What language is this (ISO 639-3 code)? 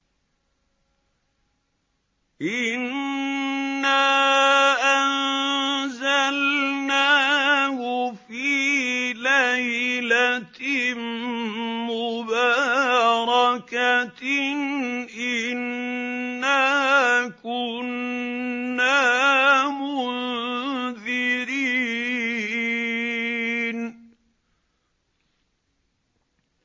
ara